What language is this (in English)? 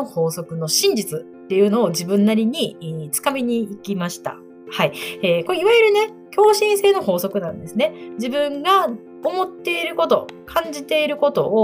Japanese